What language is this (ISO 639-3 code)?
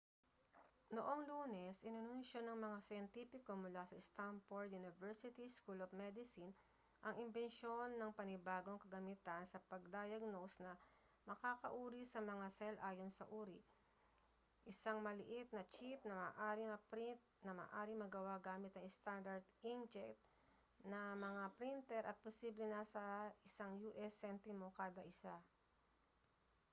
fil